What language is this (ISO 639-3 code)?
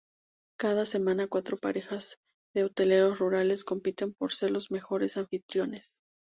spa